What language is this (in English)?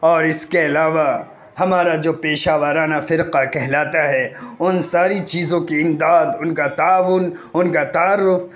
Urdu